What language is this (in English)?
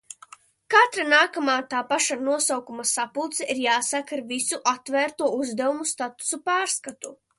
Latvian